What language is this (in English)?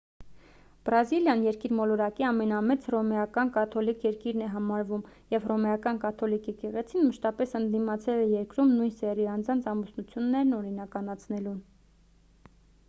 Armenian